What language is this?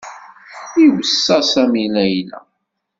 Kabyle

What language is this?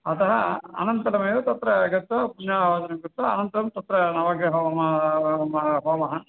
Sanskrit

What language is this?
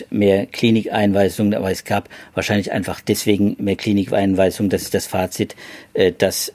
German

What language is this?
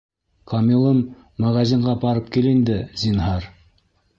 Bashkir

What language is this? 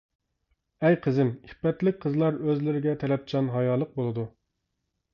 Uyghur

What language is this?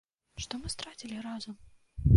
Belarusian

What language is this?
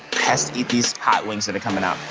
English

